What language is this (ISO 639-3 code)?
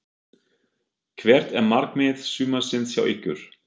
isl